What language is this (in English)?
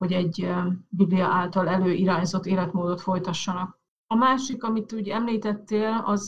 Hungarian